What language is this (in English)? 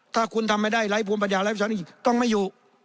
Thai